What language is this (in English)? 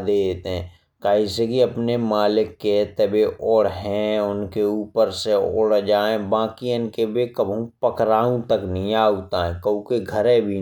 Bundeli